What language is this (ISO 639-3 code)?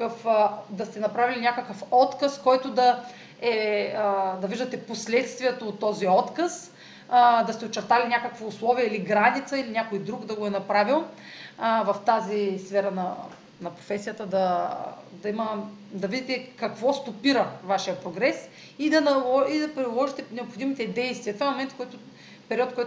bul